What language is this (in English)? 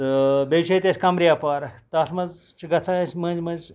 Kashmiri